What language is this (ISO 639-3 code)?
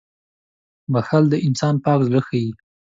pus